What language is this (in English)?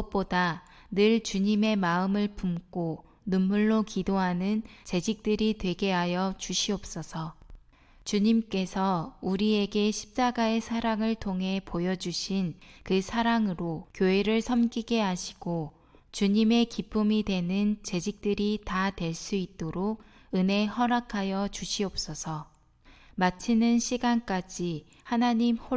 Korean